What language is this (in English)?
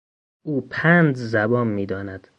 Persian